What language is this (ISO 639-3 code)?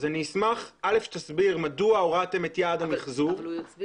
heb